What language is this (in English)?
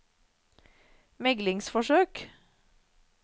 Norwegian